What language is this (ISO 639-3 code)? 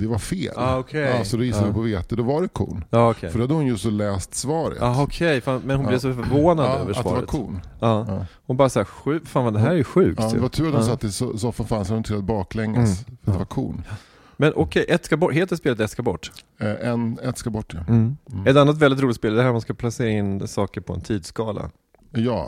swe